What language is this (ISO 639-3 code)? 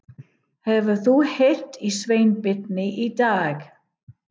isl